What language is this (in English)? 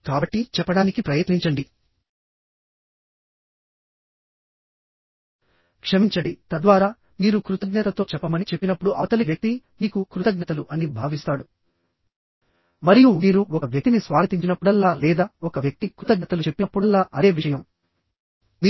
Telugu